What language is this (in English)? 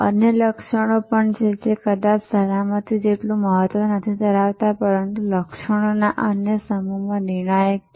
Gujarati